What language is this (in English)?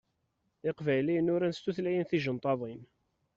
Kabyle